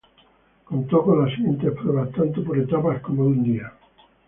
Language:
Spanish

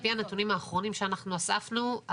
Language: Hebrew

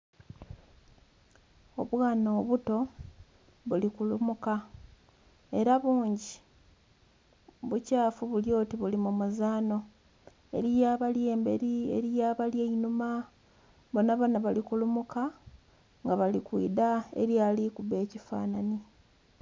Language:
Soga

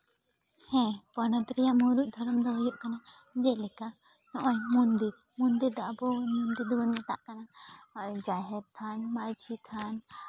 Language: Santali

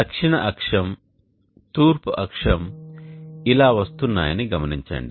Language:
Telugu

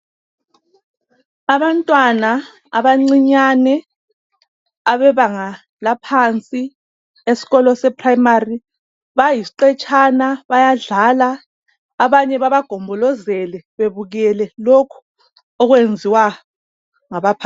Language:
North Ndebele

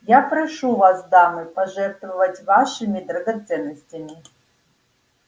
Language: Russian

